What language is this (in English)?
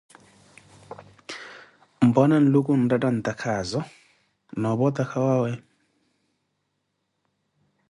Koti